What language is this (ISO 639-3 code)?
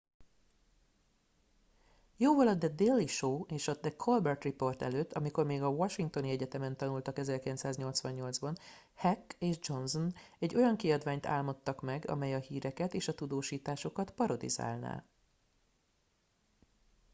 hun